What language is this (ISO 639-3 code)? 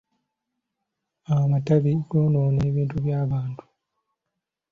lug